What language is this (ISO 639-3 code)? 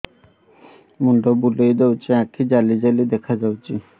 ori